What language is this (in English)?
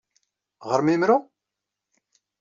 Kabyle